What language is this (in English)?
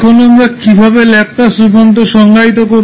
Bangla